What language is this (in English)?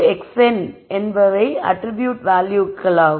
Tamil